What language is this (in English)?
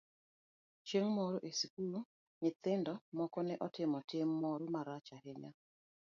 Luo (Kenya and Tanzania)